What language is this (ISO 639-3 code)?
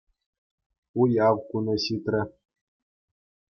chv